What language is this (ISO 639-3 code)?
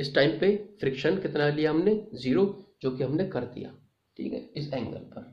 hin